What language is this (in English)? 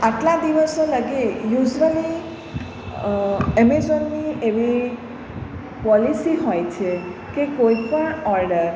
Gujarati